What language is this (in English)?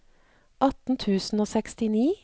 Norwegian